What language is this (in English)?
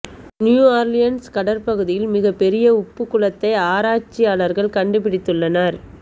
Tamil